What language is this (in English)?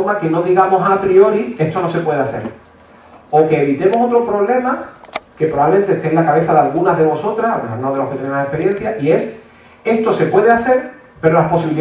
Spanish